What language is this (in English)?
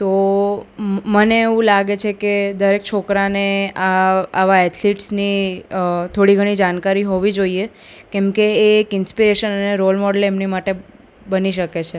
Gujarati